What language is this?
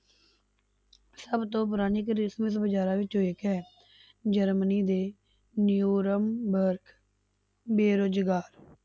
Punjabi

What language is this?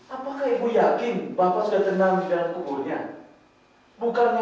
Indonesian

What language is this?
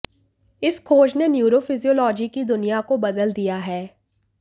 Hindi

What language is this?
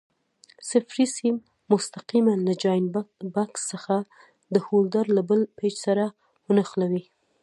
Pashto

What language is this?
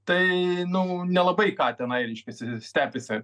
Lithuanian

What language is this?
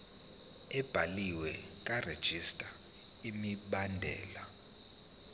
Zulu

